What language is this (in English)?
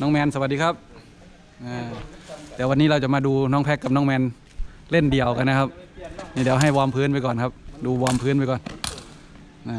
Thai